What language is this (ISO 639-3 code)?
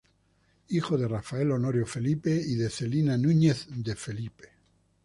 spa